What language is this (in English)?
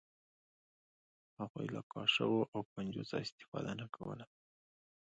Pashto